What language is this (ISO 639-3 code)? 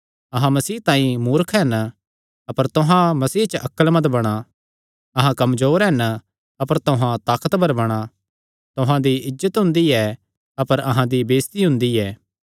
xnr